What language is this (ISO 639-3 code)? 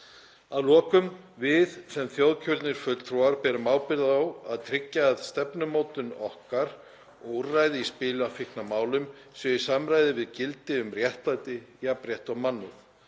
isl